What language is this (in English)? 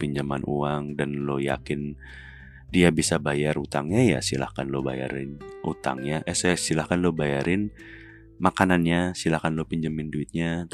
Indonesian